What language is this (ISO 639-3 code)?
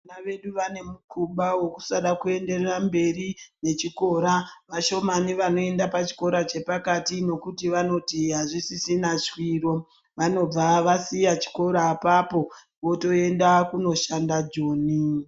ndc